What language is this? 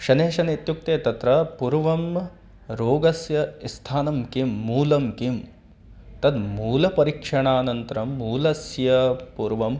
Sanskrit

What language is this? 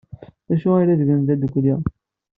Kabyle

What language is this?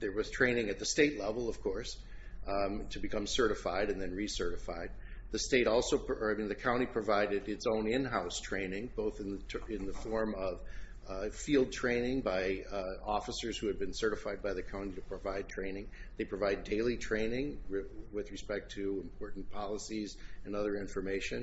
English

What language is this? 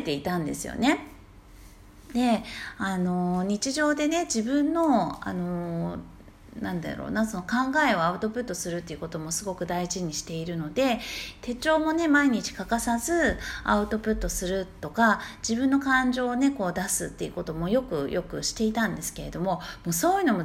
Japanese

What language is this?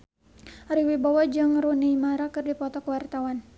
Sundanese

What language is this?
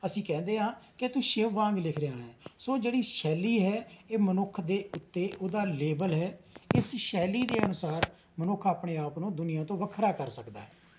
Punjabi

